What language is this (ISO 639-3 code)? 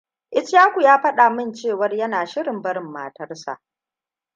hau